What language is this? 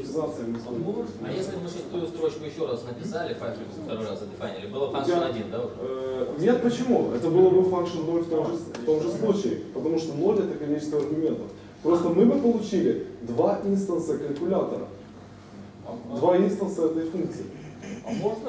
Russian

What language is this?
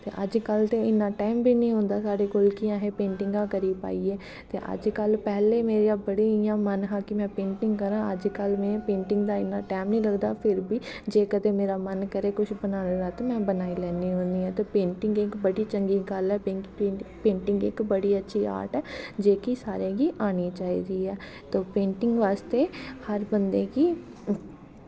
Dogri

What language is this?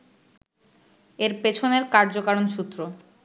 Bangla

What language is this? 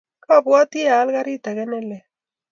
Kalenjin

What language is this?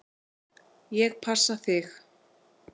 Icelandic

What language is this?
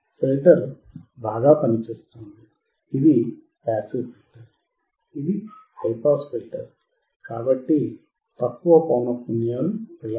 Telugu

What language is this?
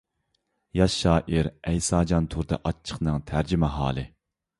Uyghur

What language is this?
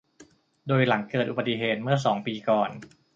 Thai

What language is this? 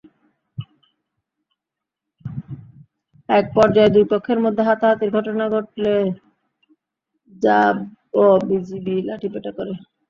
Bangla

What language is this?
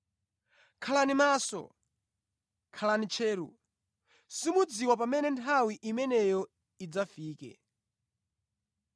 Nyanja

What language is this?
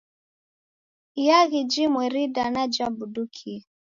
Taita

